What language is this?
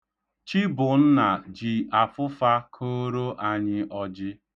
Igbo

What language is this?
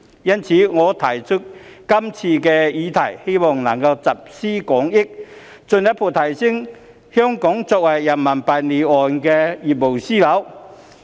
Cantonese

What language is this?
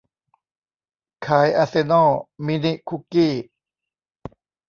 Thai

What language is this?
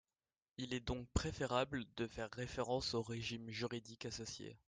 French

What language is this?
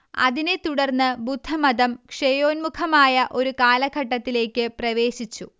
Malayalam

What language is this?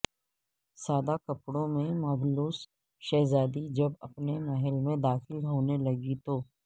Urdu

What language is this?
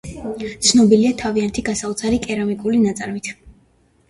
Georgian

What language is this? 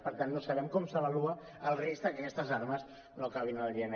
Catalan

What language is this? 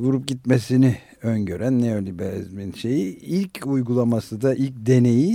Turkish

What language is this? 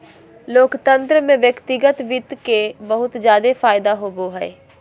Magahi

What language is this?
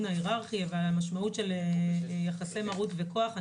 Hebrew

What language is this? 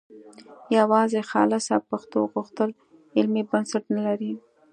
Pashto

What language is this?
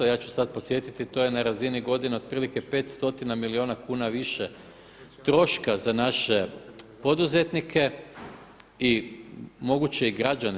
Croatian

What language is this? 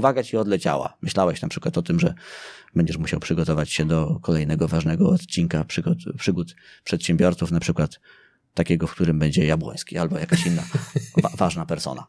Polish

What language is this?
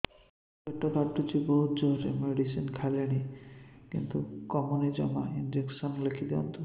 Odia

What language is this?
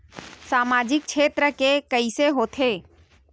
Chhattisgarhi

